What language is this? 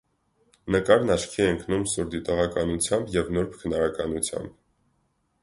Armenian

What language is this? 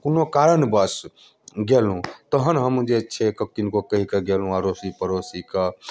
Maithili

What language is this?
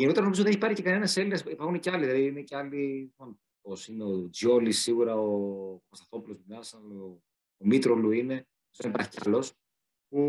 Greek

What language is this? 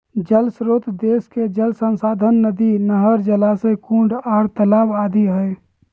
Magahi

